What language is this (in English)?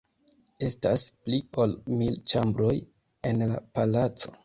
Esperanto